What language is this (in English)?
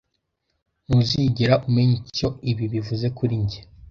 Kinyarwanda